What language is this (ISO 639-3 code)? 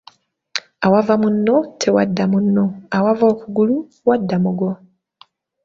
lug